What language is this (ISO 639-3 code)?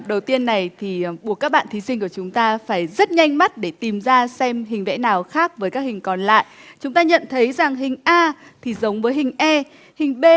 vie